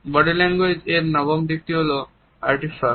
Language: Bangla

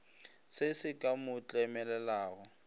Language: Northern Sotho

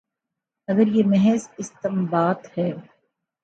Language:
Urdu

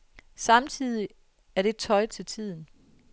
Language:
Danish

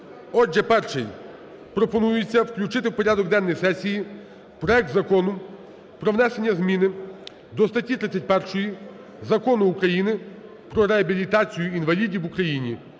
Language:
Ukrainian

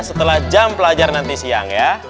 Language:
Indonesian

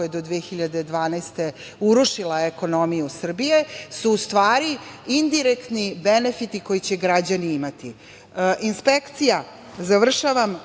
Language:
Serbian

